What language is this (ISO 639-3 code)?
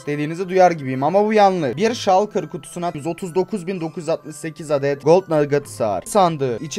tur